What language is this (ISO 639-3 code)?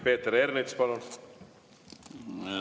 est